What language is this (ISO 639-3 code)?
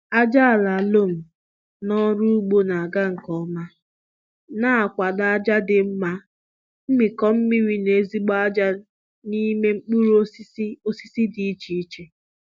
ibo